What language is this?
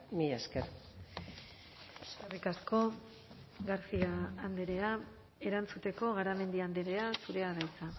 Basque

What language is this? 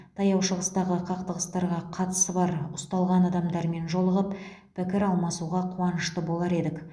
Kazakh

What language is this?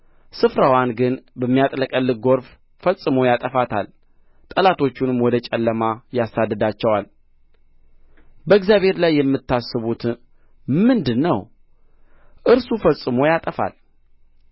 Amharic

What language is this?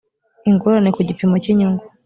Kinyarwanda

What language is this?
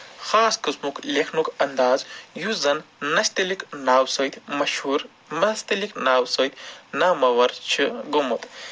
Kashmiri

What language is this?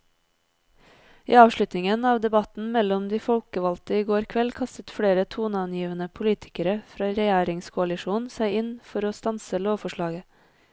Norwegian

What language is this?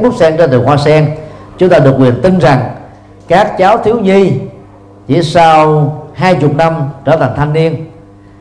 Vietnamese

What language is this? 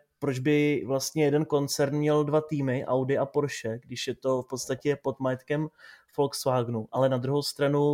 Czech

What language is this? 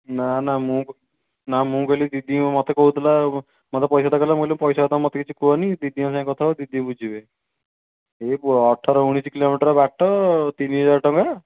Odia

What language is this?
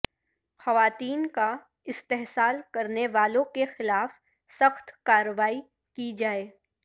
Urdu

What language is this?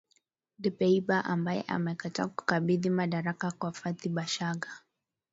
Swahili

